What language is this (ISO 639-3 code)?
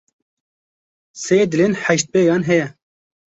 kur